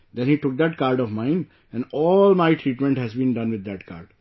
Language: English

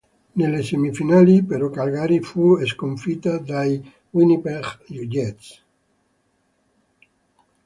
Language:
Italian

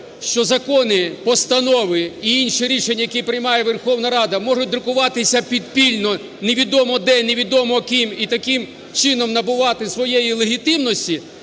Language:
Ukrainian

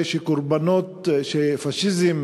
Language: Hebrew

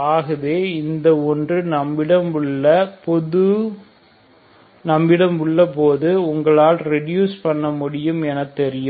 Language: Tamil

